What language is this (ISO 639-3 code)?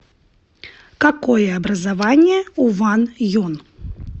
rus